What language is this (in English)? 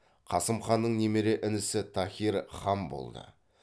Kazakh